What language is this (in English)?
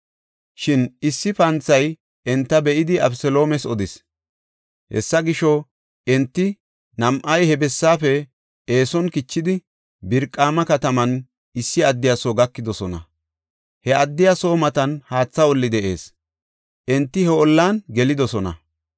Gofa